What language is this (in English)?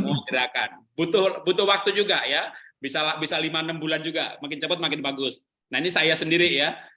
Indonesian